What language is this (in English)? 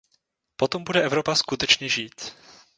Czech